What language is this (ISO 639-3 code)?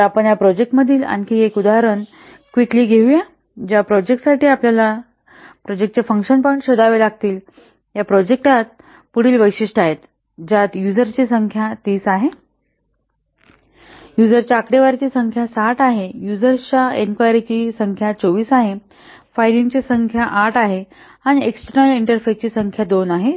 mar